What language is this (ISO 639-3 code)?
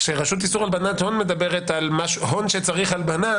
heb